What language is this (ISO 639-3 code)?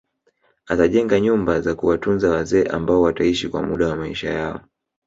swa